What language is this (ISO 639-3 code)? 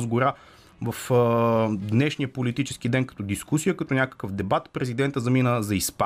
bul